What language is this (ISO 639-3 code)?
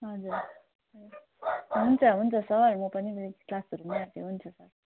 nep